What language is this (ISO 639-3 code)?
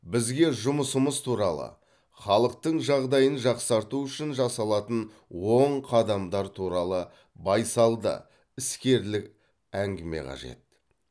kaz